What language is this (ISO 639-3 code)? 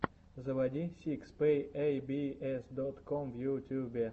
rus